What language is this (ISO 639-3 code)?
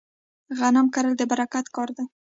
pus